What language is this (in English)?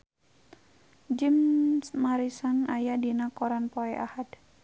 Sundanese